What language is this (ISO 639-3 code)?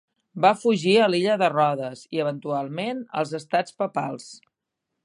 cat